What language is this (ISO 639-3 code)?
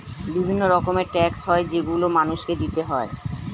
ben